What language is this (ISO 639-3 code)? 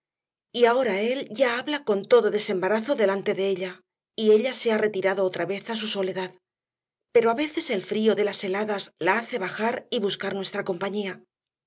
spa